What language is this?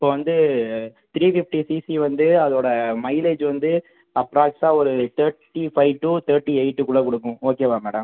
Tamil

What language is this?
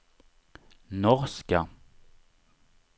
Swedish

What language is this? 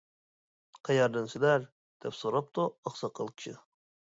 Uyghur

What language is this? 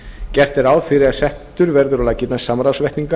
Icelandic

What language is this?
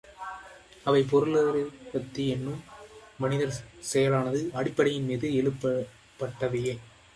Tamil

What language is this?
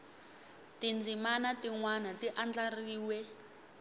Tsonga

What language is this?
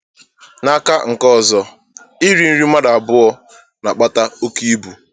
Igbo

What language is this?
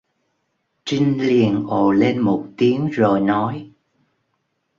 Vietnamese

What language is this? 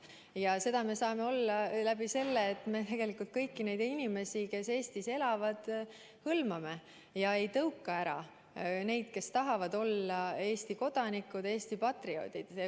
Estonian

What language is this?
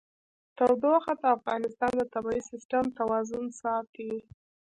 Pashto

